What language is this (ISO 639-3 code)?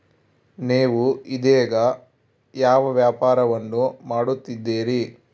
kan